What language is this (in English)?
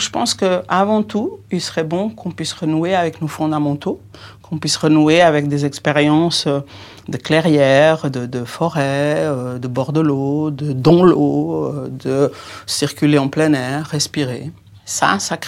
French